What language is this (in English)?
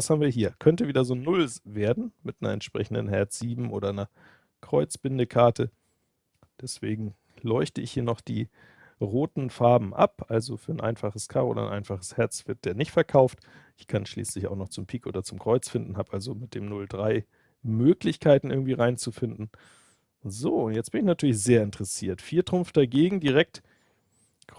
German